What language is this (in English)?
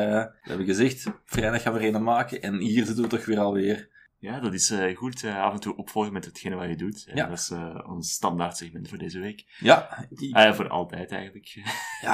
Dutch